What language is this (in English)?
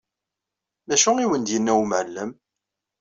Kabyle